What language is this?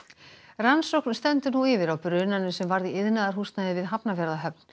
Icelandic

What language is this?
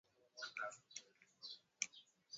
Swahili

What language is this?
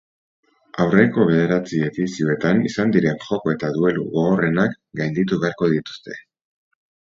Basque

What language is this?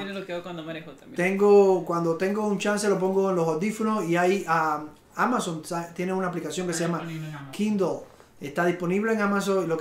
Spanish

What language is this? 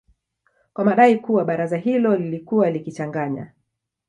Swahili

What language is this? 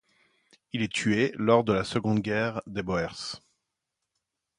French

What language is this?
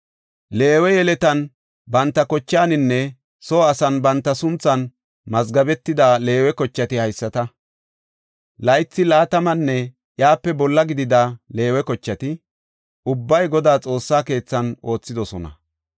Gofa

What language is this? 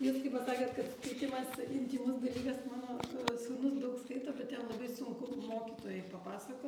Lithuanian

